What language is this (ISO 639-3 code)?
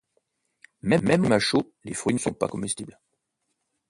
fra